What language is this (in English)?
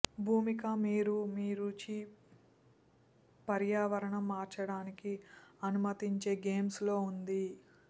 Telugu